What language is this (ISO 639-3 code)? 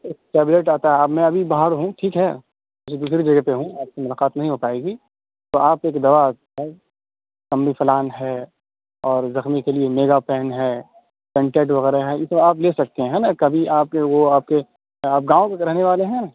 urd